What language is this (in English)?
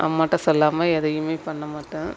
Tamil